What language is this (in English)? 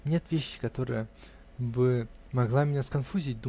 Russian